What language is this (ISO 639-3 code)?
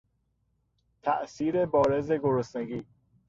fas